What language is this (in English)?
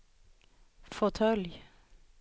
Swedish